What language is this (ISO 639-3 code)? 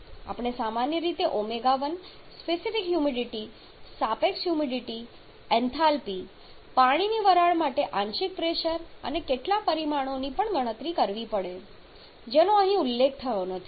guj